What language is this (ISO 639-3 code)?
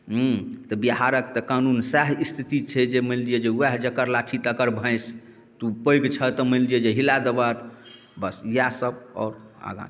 mai